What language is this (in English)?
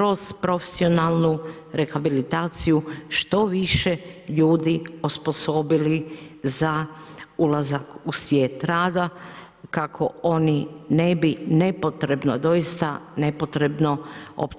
Croatian